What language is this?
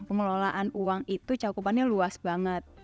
Indonesian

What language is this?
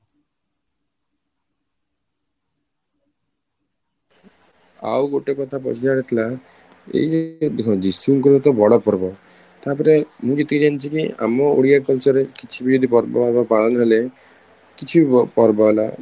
Odia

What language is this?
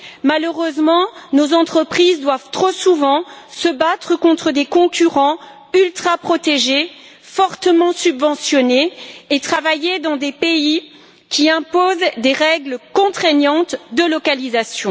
French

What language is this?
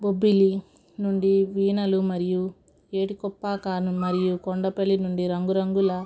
Telugu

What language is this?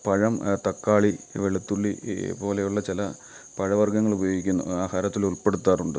Malayalam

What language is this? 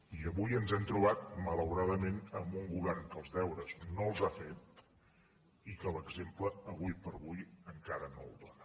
Catalan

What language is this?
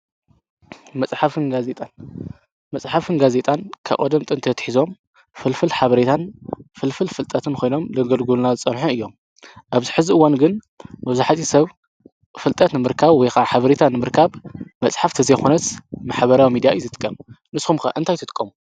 Tigrinya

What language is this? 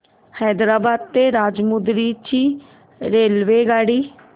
Marathi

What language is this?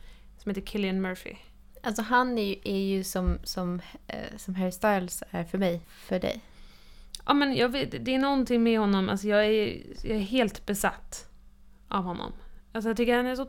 Swedish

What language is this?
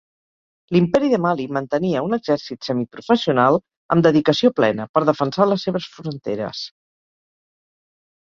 Catalan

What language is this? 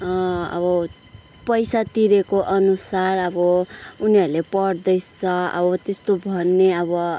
Nepali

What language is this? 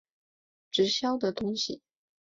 Chinese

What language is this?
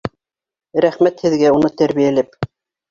Bashkir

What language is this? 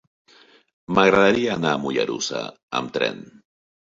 Catalan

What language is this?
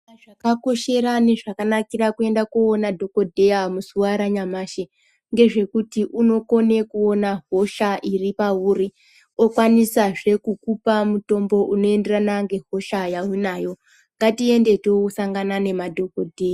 Ndau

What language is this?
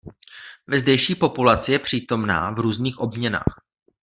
Czech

